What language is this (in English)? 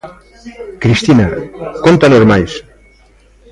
Galician